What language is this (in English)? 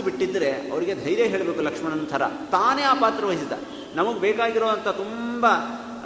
Kannada